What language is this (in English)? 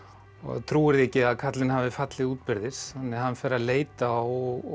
Icelandic